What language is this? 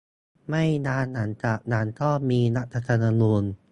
Thai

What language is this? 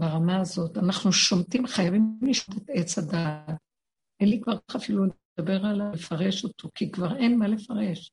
Hebrew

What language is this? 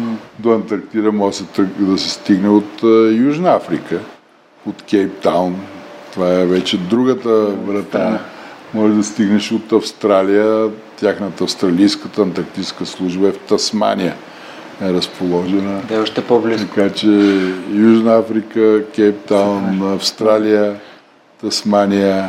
Bulgarian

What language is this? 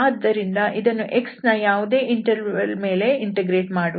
Kannada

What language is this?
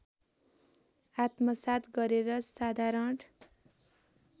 Nepali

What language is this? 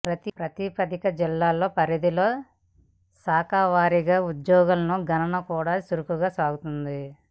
Telugu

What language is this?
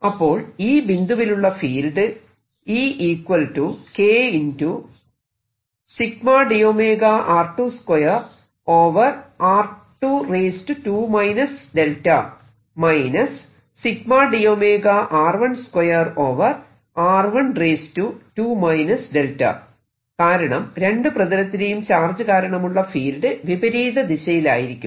Malayalam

